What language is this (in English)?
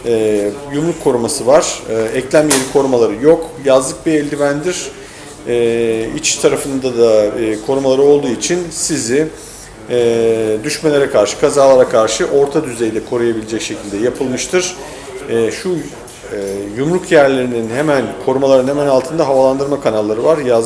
Turkish